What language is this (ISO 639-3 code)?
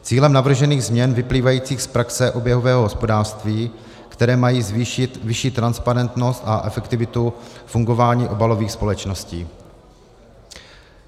ces